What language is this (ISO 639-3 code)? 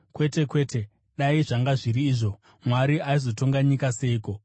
sna